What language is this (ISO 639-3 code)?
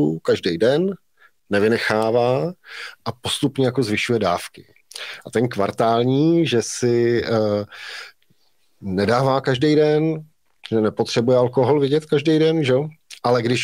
ces